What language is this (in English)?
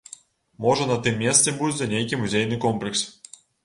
Belarusian